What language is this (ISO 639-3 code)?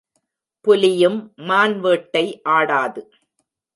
tam